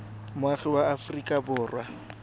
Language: Tswana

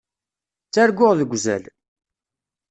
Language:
Kabyle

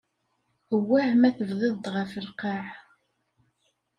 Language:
Kabyle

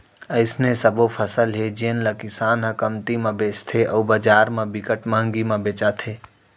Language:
Chhattisgarhi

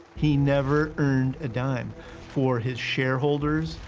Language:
English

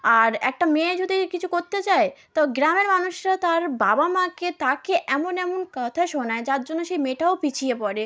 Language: Bangla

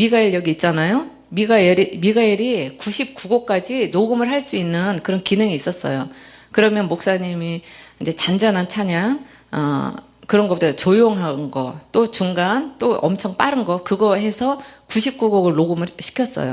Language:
Korean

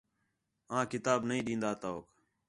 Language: Khetrani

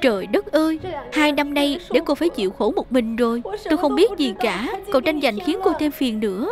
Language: Vietnamese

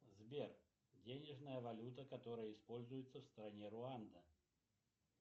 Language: Russian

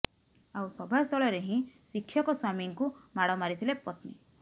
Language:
Odia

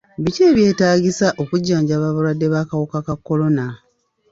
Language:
Ganda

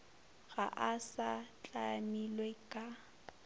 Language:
Northern Sotho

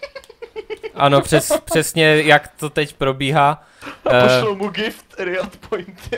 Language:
Czech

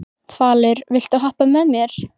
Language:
Icelandic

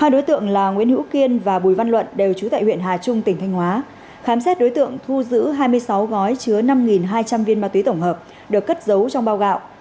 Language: Vietnamese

